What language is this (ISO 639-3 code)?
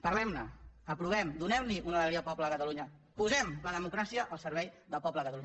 cat